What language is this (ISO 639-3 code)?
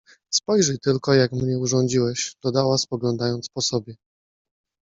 pol